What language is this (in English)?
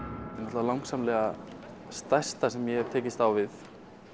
Icelandic